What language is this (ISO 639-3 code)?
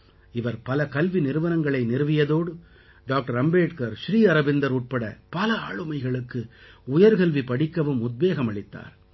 tam